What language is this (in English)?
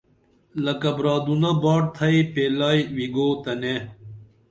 Dameli